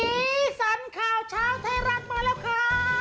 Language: Thai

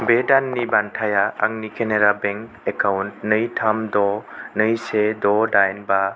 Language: Bodo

